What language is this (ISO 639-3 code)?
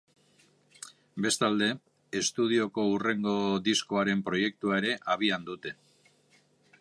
eus